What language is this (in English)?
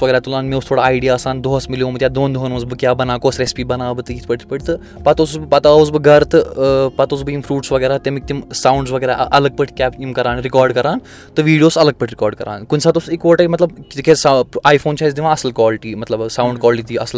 Urdu